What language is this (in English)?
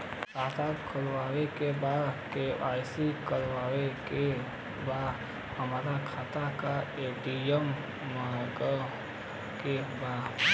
Bhojpuri